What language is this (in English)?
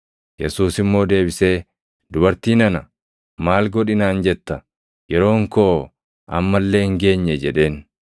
Oromo